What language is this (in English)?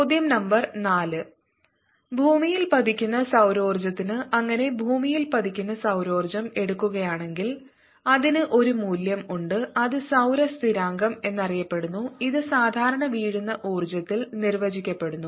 Malayalam